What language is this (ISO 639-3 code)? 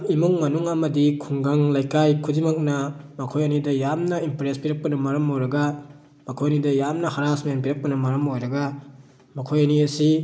mni